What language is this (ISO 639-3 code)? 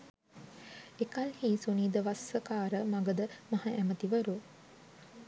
sin